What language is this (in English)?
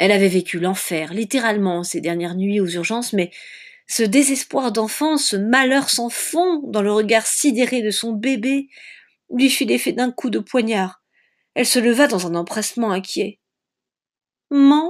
French